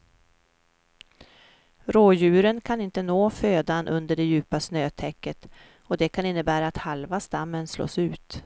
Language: Swedish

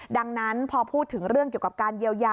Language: Thai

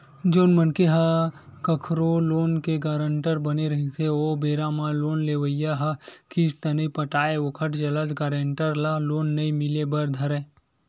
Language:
Chhattisgarhi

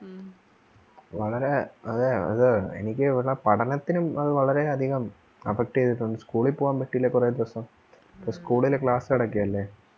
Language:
Malayalam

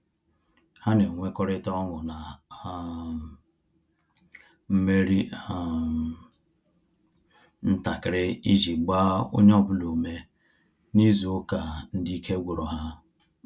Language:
Igbo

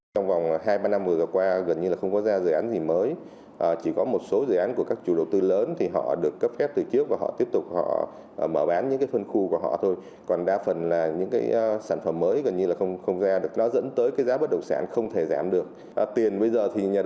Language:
Vietnamese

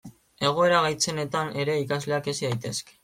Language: Basque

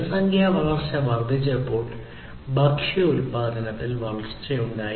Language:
Malayalam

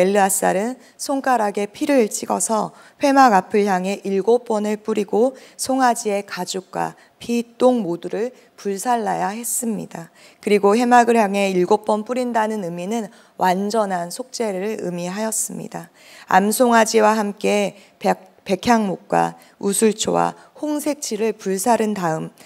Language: Korean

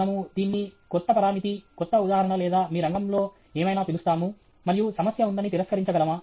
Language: Telugu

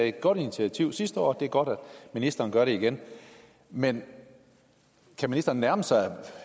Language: Danish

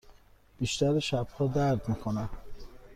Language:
Persian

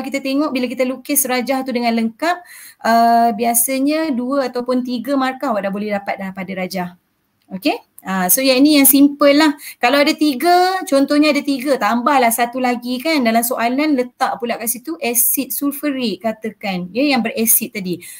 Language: Malay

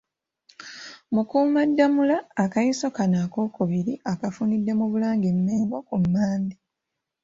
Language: Ganda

